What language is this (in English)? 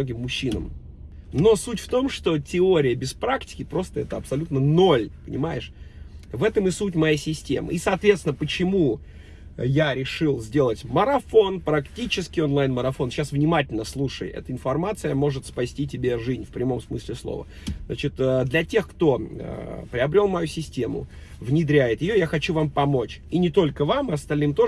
Russian